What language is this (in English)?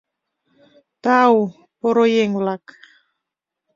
Mari